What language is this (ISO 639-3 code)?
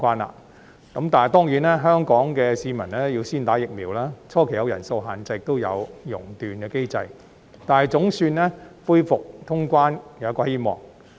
yue